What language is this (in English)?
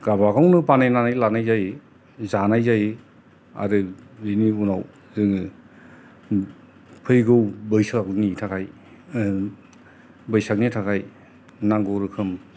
Bodo